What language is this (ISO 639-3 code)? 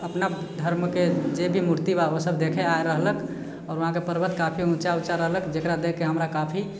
mai